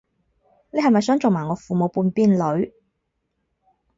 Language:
Cantonese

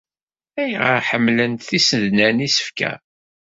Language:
Kabyle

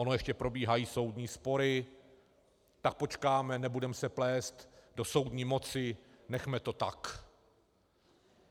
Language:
Czech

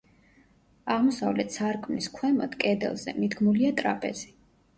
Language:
Georgian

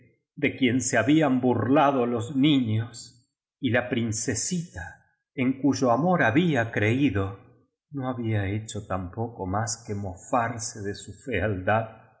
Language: Spanish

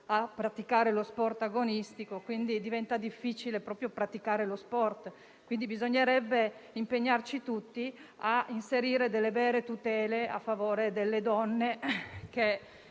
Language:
Italian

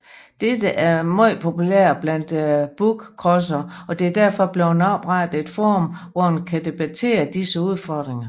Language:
Danish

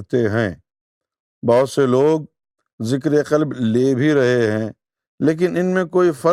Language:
Urdu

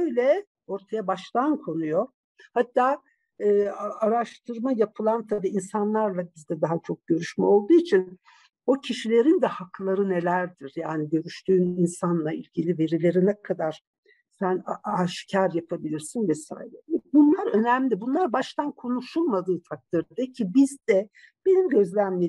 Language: Turkish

